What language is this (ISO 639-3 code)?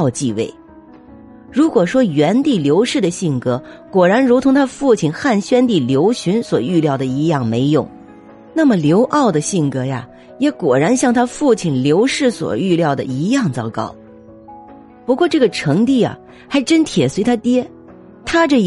zho